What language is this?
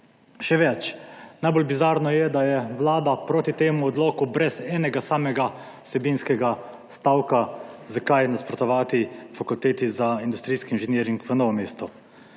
Slovenian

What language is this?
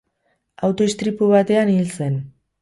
Basque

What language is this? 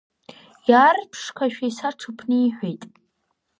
Abkhazian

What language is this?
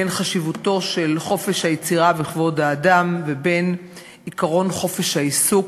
Hebrew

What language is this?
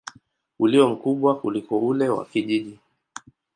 Swahili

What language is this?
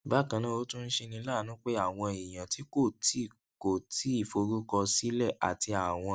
Yoruba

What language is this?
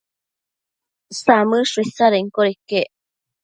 Matsés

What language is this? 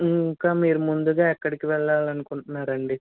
Telugu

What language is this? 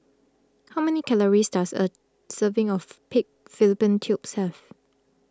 English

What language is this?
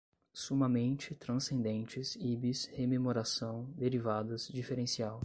Portuguese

